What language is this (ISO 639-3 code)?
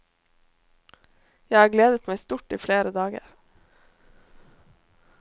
nor